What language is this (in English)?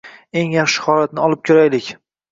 Uzbek